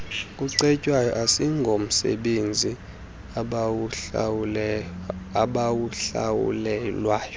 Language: Xhosa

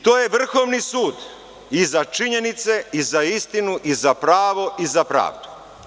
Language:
Serbian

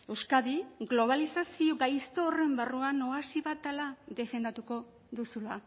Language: Basque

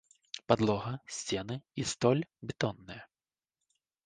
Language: Belarusian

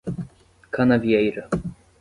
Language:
Portuguese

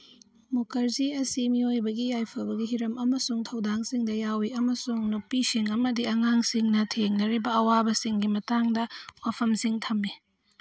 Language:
Manipuri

